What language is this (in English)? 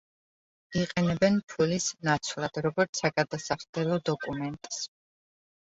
Georgian